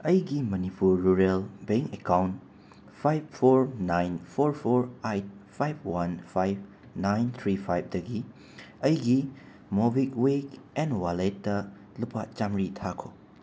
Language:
Manipuri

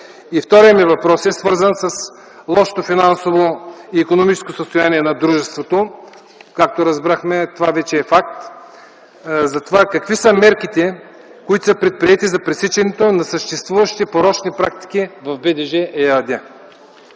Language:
Bulgarian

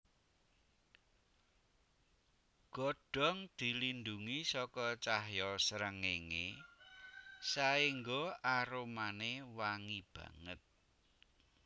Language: Javanese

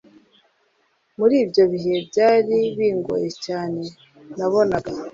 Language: Kinyarwanda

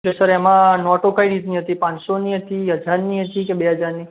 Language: Gujarati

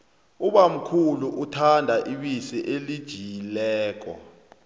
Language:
South Ndebele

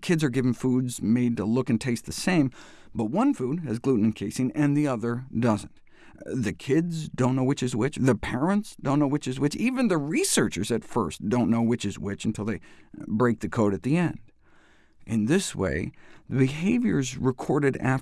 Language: English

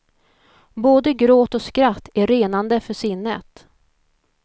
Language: Swedish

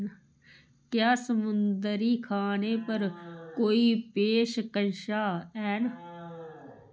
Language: Dogri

